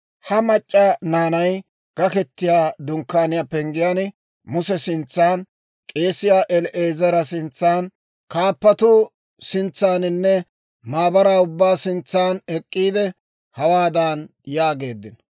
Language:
Dawro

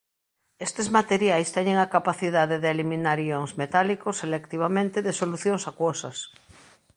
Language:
Galician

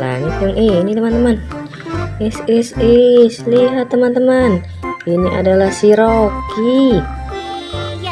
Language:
Indonesian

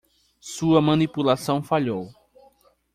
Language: Portuguese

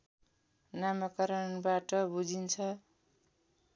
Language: Nepali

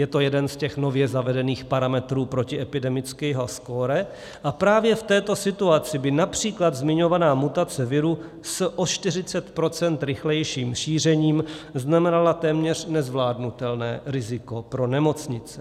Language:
Czech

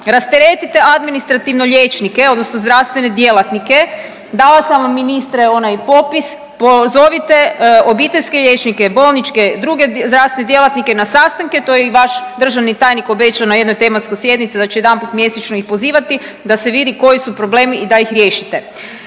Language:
Croatian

